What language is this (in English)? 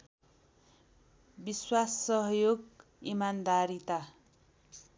Nepali